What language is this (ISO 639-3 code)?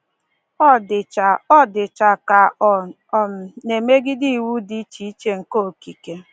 ibo